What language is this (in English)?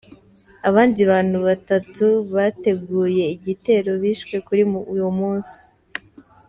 Kinyarwanda